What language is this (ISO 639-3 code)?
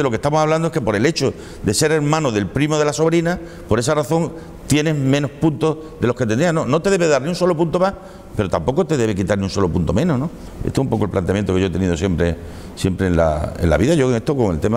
spa